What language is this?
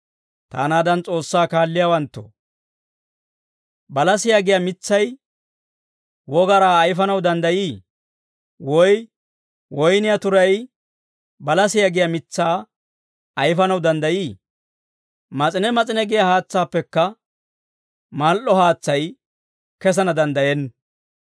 Dawro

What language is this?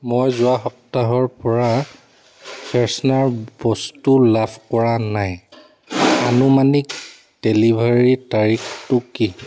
Assamese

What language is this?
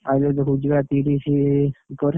Odia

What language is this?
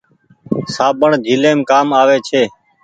Goaria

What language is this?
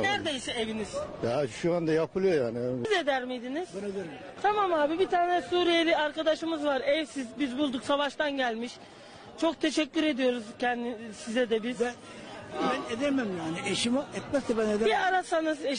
Turkish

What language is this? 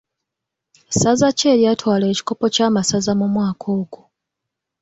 Ganda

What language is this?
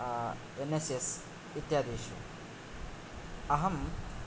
Sanskrit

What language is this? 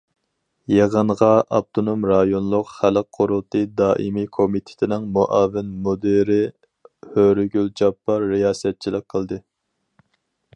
Uyghur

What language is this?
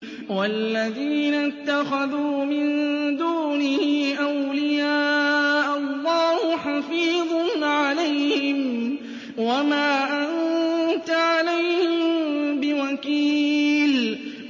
Arabic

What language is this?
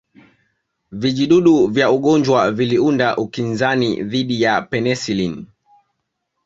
Swahili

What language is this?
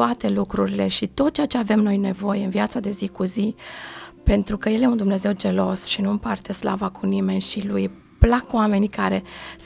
Romanian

